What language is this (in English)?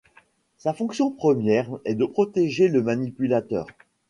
French